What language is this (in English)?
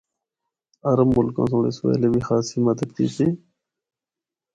Northern Hindko